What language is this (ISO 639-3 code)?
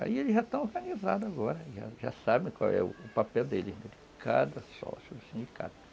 por